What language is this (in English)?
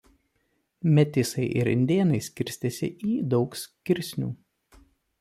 Lithuanian